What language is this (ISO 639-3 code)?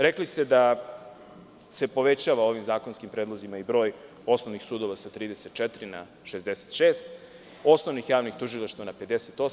srp